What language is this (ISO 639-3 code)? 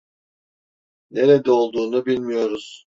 tur